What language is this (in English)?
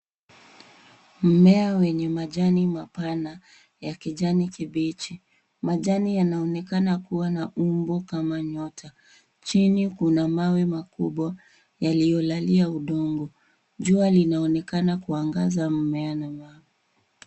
Swahili